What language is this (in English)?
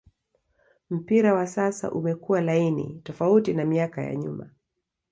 Swahili